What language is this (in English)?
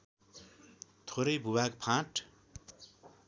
Nepali